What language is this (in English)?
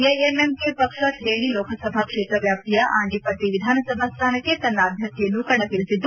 Kannada